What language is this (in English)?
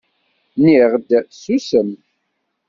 Kabyle